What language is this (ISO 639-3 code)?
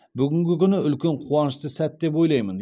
kaz